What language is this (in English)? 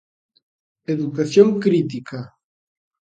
Galician